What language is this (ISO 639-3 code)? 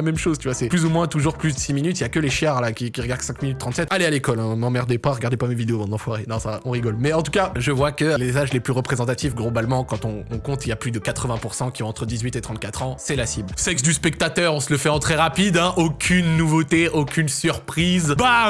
fra